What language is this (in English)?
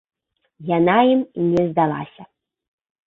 Belarusian